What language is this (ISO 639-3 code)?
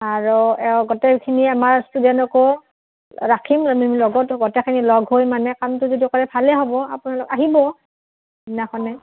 asm